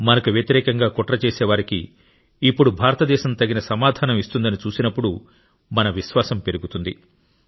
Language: Telugu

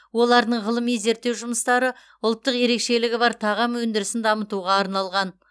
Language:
Kazakh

